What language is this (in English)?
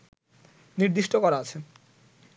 Bangla